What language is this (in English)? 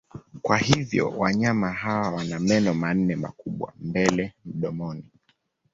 Swahili